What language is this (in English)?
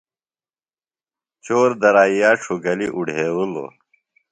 Phalura